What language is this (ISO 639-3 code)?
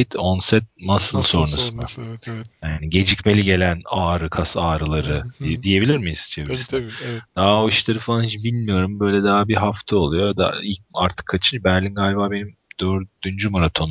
tur